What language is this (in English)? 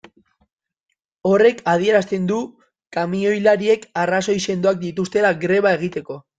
Basque